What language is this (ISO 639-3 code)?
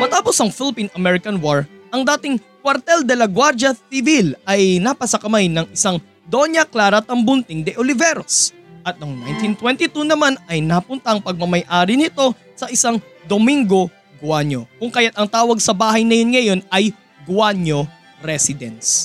fil